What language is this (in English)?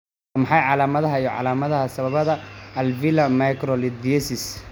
Somali